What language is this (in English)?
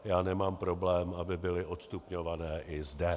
Czech